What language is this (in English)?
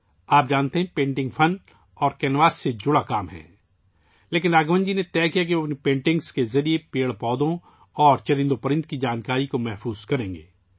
Urdu